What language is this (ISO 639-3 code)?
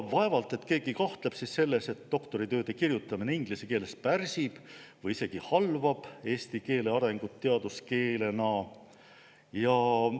est